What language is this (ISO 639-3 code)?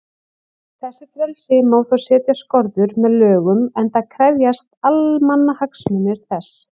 isl